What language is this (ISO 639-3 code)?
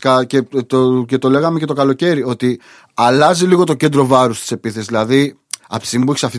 ell